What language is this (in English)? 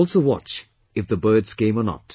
English